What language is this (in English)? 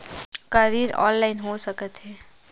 Chhattisgarhi